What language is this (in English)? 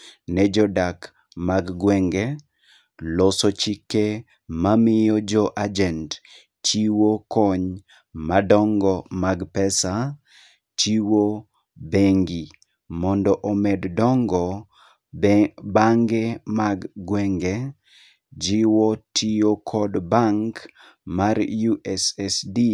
Luo (Kenya and Tanzania)